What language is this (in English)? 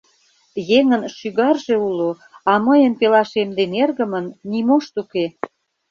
Mari